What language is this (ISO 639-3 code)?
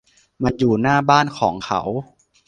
tha